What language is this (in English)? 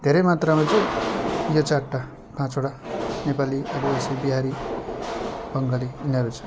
Nepali